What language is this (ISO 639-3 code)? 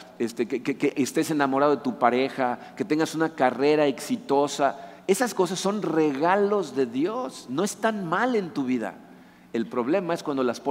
spa